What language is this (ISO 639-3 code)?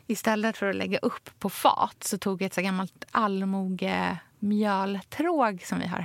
swe